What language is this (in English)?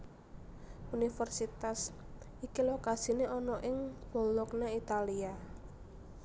Javanese